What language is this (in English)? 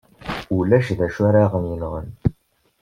Kabyle